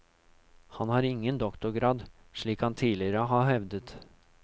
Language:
Norwegian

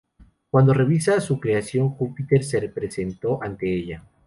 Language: Spanish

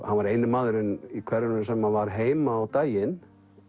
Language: Icelandic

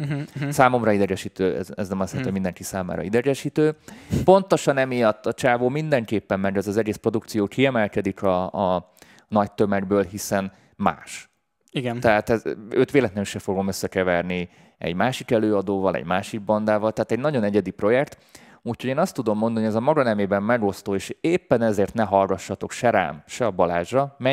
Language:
Hungarian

